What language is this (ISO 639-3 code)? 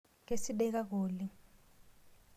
mas